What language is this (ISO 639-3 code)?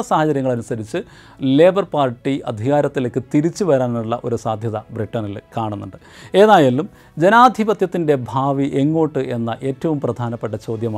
mal